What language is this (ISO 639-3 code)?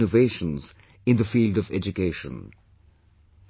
eng